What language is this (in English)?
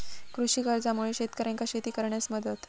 Marathi